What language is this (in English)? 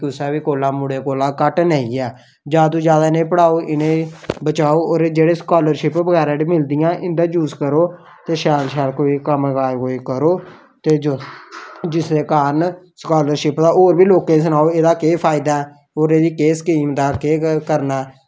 Dogri